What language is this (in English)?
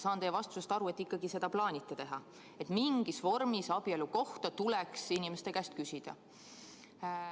Estonian